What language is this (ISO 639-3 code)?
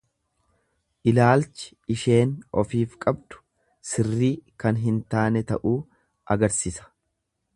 orm